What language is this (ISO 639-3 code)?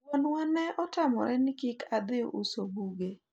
luo